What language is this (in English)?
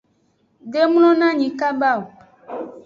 Aja (Benin)